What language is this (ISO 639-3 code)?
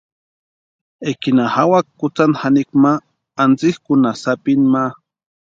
pua